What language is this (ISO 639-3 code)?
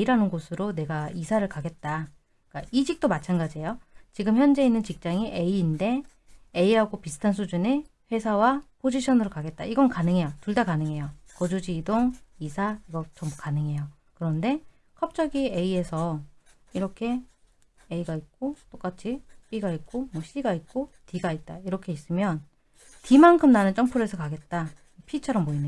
kor